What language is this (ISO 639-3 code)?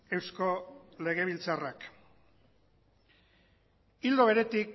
eus